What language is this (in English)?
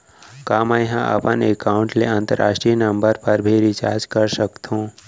Chhattisgarhi